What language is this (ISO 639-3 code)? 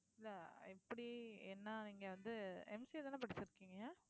tam